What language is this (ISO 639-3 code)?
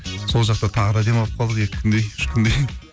kaz